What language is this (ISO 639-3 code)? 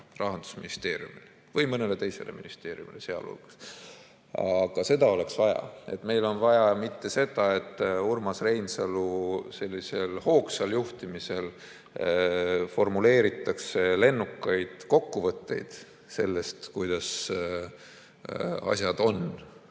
est